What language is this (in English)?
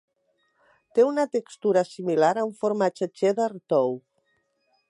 Catalan